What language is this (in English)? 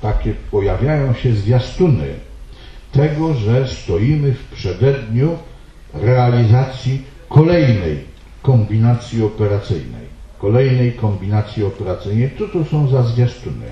Polish